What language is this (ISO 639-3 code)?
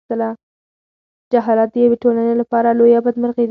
pus